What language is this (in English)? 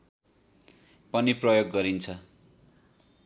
Nepali